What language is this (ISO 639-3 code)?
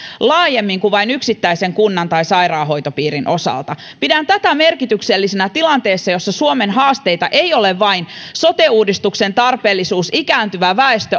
fin